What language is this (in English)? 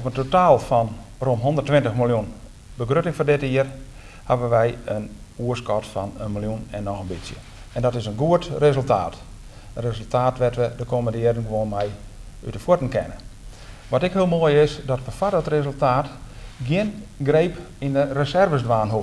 Dutch